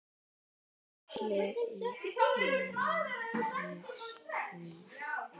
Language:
Icelandic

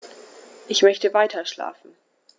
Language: German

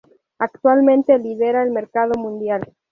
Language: Spanish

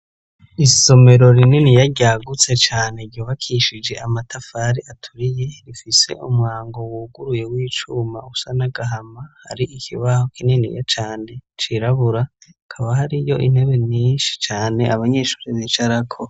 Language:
Rundi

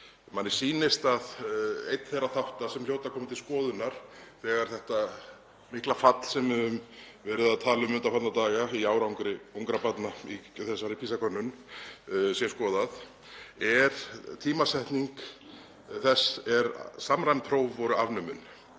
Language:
Icelandic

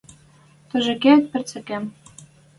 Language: Western Mari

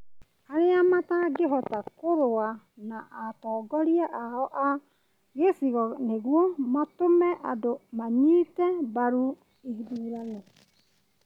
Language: Kikuyu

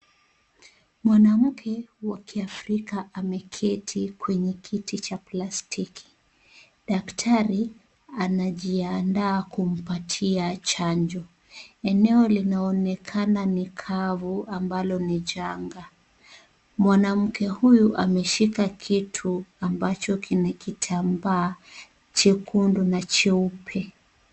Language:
Swahili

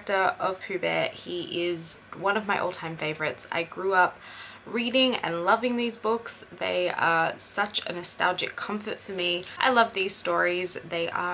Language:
English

